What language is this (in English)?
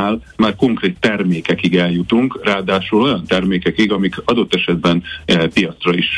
Hungarian